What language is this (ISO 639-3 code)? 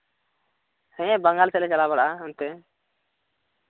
sat